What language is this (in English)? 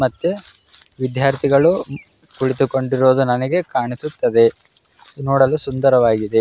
Kannada